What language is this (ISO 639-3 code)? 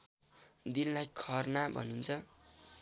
nep